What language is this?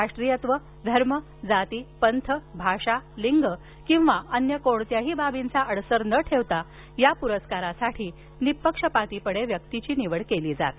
Marathi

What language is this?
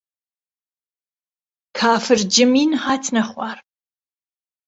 Central Kurdish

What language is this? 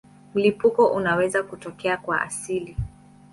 Swahili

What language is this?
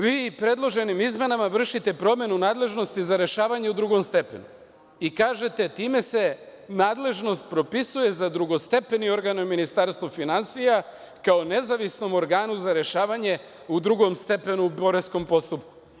Serbian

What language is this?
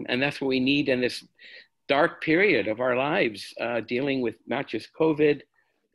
English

